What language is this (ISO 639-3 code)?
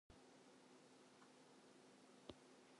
eng